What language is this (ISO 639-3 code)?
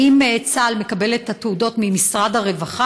heb